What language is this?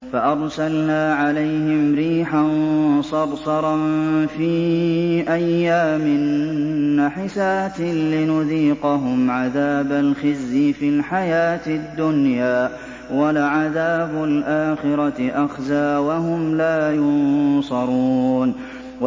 Arabic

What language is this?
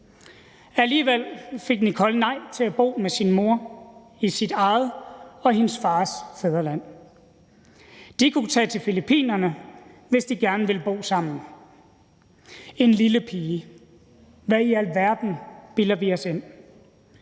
Danish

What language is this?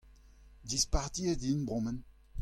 Breton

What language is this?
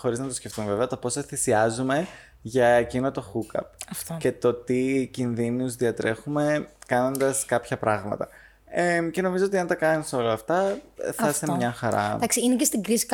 Greek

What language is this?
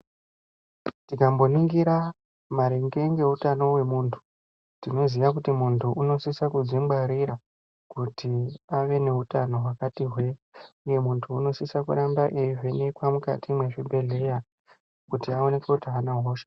Ndau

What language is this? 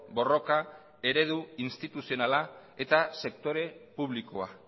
Basque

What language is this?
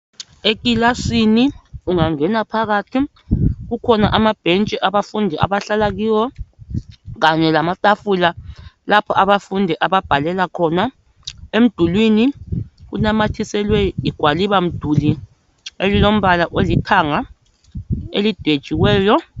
North Ndebele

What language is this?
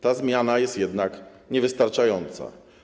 Polish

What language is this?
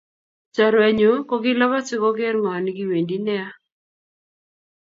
Kalenjin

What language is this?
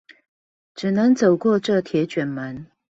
Chinese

